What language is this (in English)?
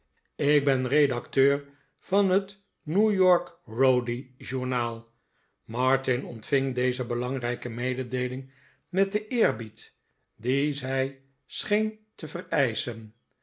Dutch